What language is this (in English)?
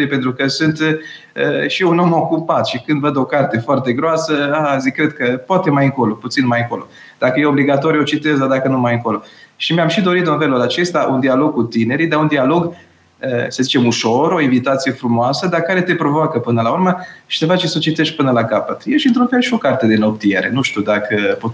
Romanian